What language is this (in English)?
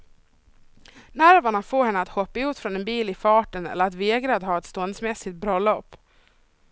Swedish